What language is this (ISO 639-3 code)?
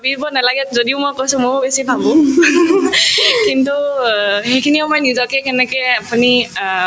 asm